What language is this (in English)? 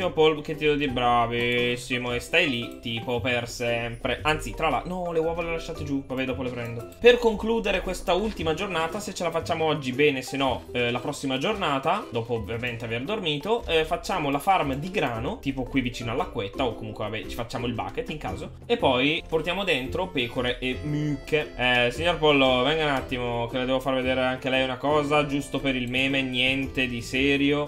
Italian